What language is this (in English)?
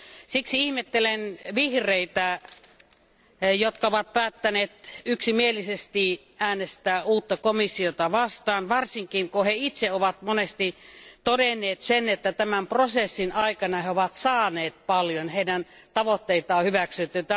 Finnish